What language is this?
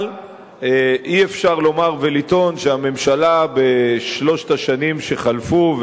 Hebrew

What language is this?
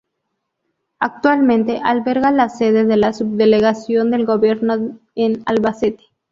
Spanish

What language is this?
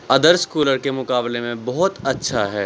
Urdu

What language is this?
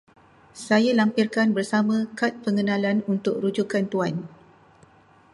Malay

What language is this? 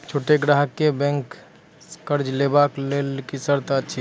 Maithili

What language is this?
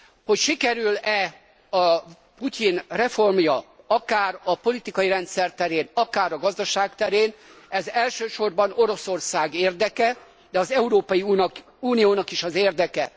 Hungarian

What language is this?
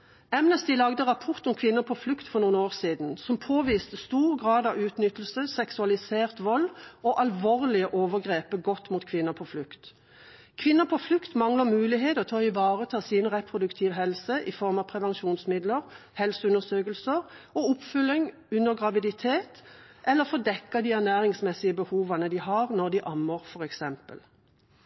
Norwegian Bokmål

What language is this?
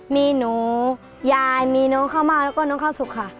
Thai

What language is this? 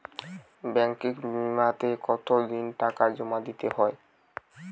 Bangla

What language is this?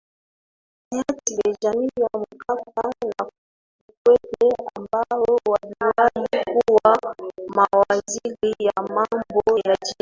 Swahili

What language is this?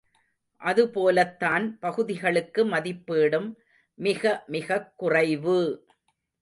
Tamil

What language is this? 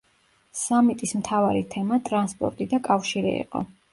Georgian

